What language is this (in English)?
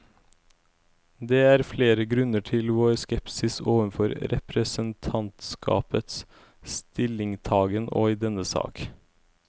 Norwegian